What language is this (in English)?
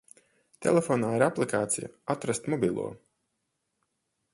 Latvian